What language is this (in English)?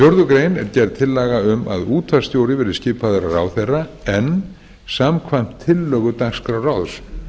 Icelandic